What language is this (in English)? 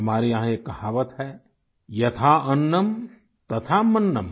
Hindi